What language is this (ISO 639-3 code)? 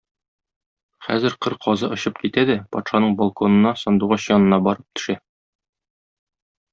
tat